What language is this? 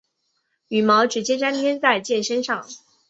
Chinese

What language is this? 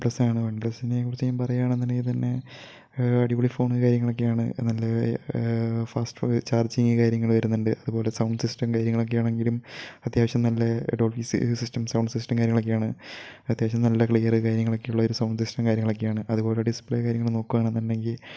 Malayalam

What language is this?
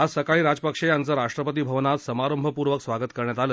Marathi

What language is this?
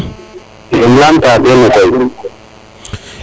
Serer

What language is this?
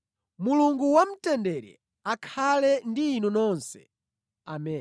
Nyanja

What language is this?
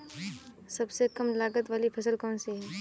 Hindi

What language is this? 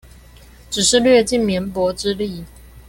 Chinese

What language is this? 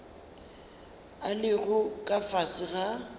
Northern Sotho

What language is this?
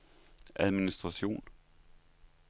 Danish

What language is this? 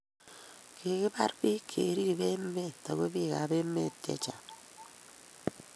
Kalenjin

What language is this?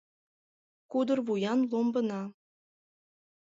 Mari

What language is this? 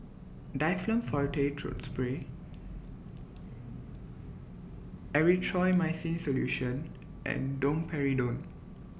English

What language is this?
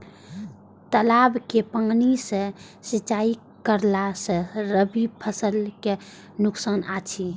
Maithili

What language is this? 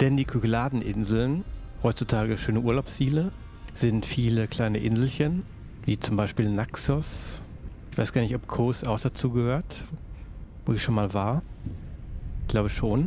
German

